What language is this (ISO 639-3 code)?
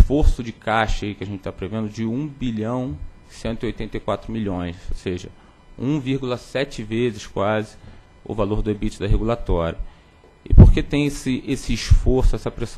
por